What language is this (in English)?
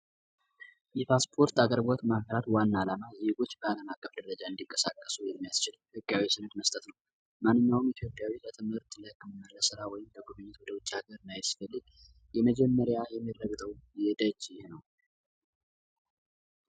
Amharic